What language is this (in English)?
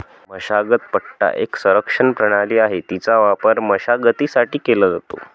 Marathi